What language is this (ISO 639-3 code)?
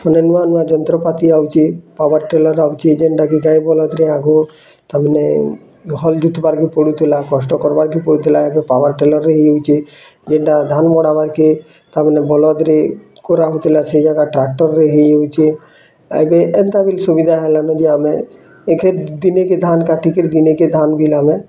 ori